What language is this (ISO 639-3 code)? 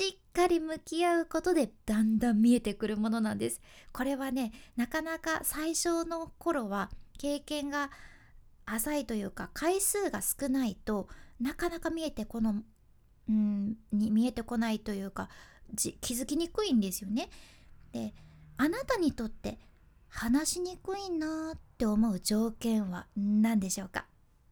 jpn